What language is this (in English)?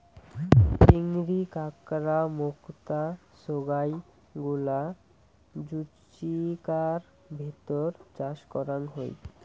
Bangla